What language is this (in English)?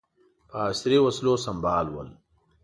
Pashto